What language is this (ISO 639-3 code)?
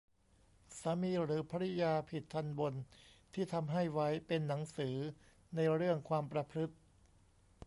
tha